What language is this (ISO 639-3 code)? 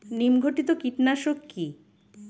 ben